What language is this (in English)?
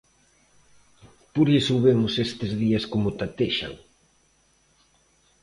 Galician